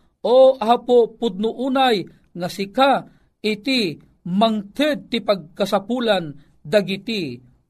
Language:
Filipino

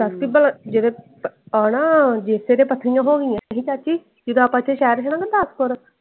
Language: Punjabi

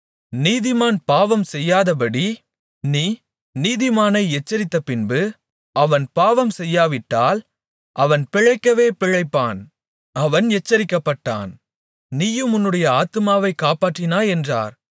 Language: Tamil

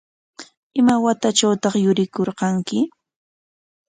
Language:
Corongo Ancash Quechua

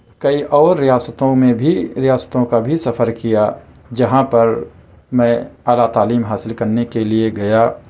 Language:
Urdu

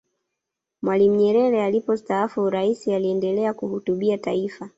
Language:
Swahili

